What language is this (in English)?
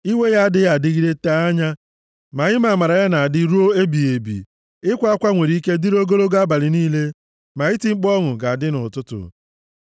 Igbo